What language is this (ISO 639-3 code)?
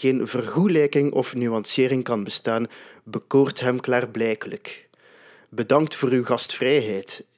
nld